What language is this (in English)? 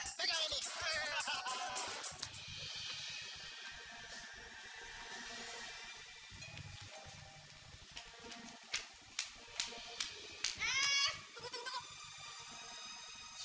Indonesian